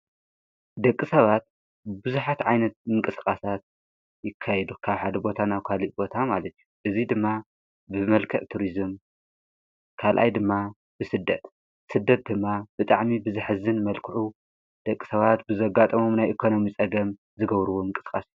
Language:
Tigrinya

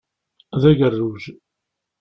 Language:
Kabyle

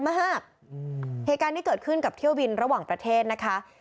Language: Thai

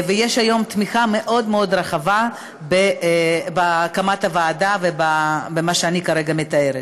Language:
Hebrew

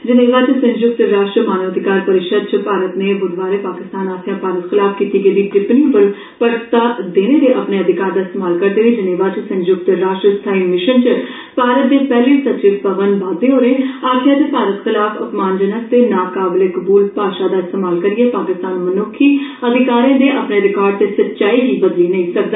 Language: Dogri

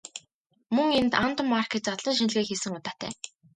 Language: Mongolian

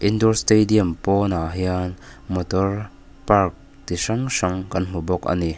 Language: Mizo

